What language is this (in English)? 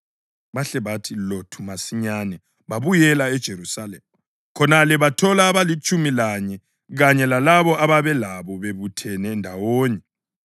North Ndebele